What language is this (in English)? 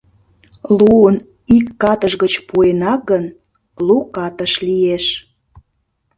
Mari